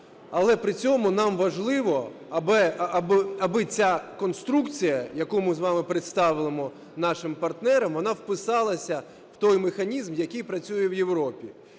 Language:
Ukrainian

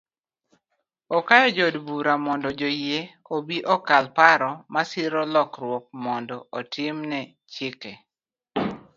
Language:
Luo (Kenya and Tanzania)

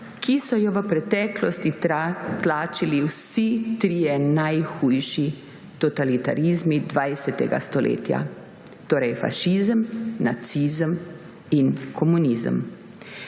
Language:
Slovenian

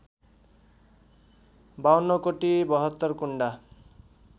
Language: Nepali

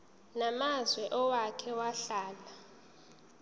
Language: Zulu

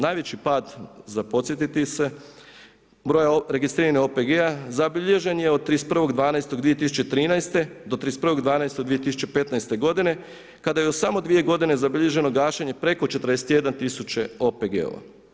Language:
Croatian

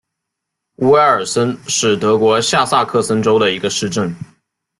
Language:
Chinese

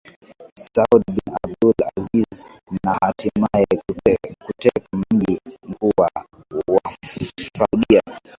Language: Swahili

